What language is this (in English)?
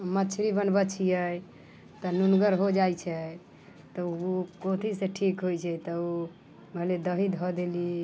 Maithili